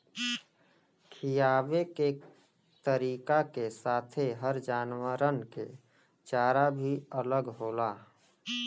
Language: Bhojpuri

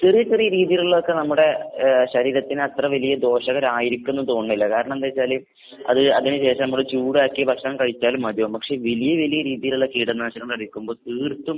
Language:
Malayalam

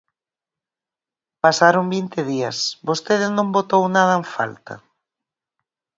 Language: Galician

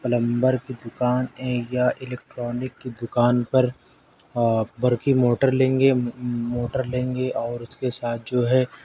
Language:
Urdu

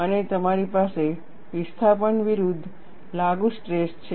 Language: Gujarati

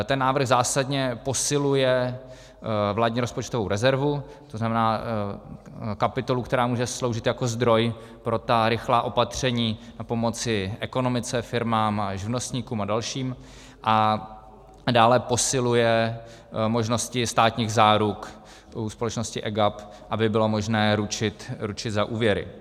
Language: Czech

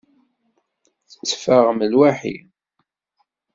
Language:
Kabyle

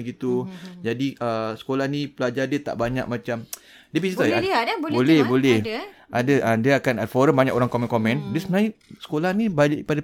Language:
Malay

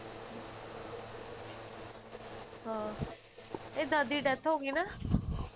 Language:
Punjabi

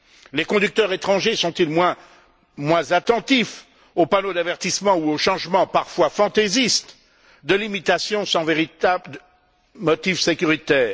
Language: French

